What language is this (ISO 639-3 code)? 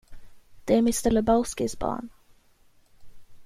swe